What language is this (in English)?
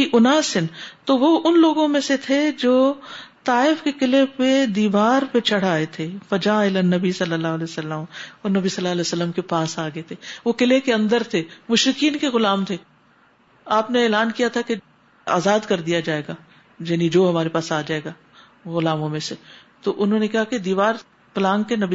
Urdu